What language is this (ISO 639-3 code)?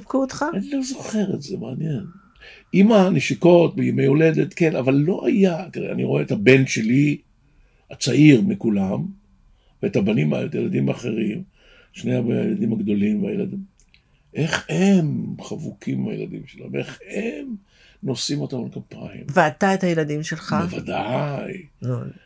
heb